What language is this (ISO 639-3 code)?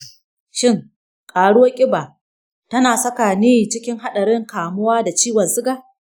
hau